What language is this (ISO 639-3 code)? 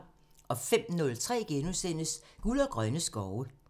dan